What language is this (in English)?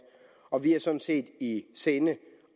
Danish